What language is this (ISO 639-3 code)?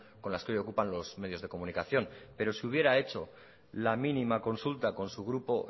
spa